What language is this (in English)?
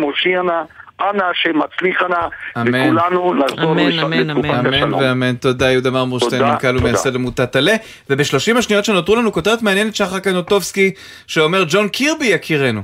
Hebrew